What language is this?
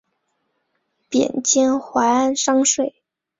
Chinese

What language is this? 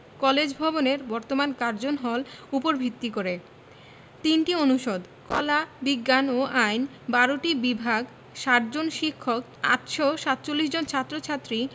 Bangla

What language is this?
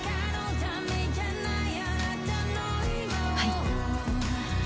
Japanese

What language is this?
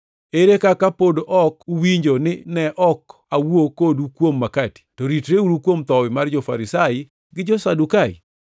Luo (Kenya and Tanzania)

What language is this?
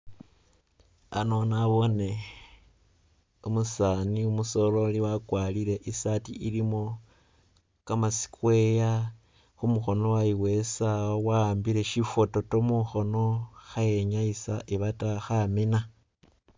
Masaaba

